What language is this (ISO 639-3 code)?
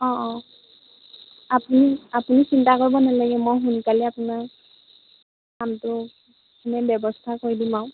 asm